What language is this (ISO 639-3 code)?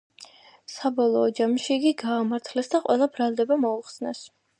kat